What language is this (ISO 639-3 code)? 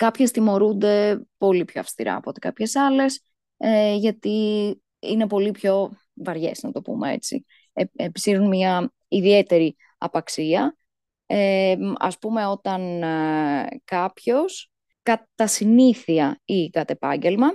ell